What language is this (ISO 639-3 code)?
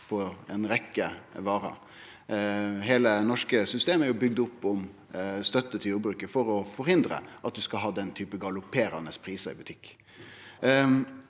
nor